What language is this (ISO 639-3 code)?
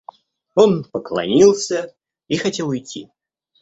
rus